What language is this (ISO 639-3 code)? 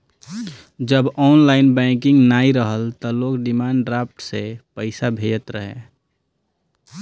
bho